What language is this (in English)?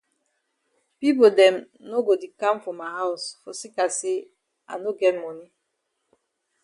Cameroon Pidgin